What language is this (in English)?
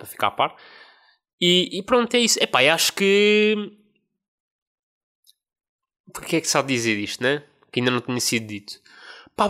Portuguese